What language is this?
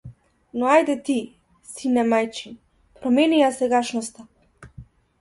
Macedonian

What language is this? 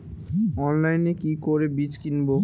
Bangla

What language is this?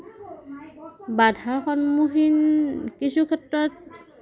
Assamese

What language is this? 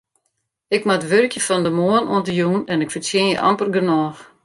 Western Frisian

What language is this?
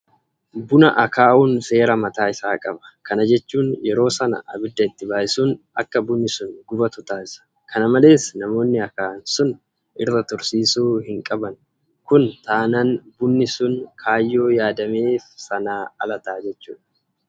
Oromo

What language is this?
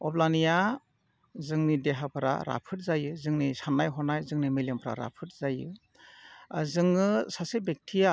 Bodo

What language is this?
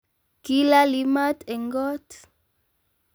Kalenjin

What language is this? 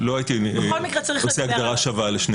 Hebrew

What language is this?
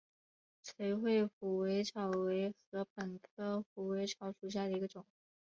Chinese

